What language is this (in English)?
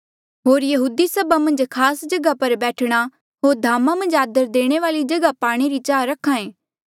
Mandeali